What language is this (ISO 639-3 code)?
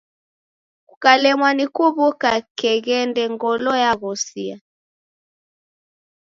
dav